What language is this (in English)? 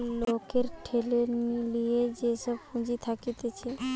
Bangla